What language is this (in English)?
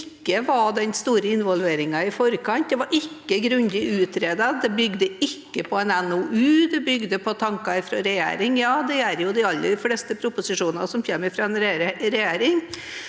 Norwegian